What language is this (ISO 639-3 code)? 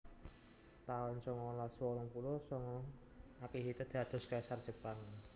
jav